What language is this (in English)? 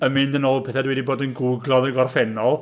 Welsh